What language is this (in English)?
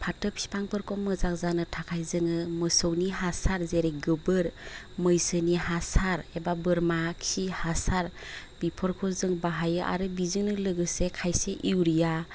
Bodo